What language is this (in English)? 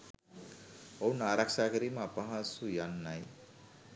Sinhala